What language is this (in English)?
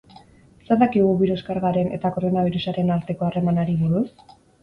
Basque